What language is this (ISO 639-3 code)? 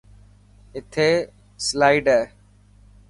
mki